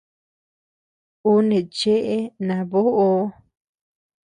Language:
Tepeuxila Cuicatec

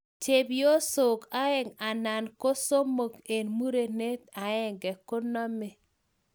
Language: Kalenjin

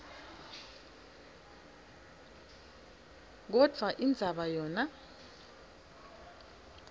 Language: Swati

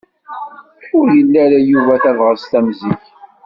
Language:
Kabyle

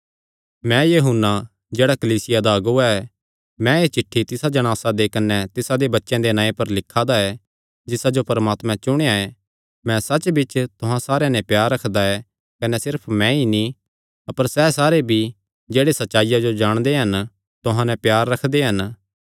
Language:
Kangri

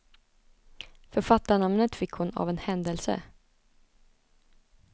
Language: Swedish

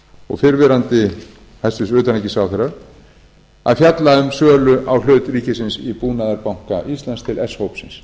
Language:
Icelandic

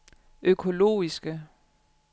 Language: Danish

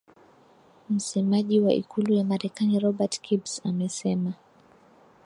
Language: Swahili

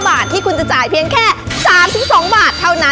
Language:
Thai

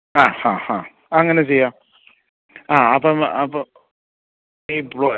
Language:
Malayalam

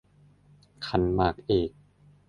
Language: Thai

